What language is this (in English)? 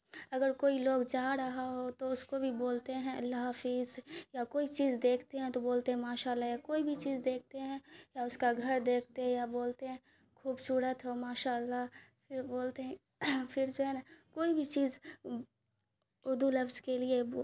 Urdu